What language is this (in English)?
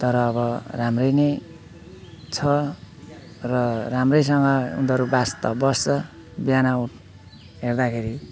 Nepali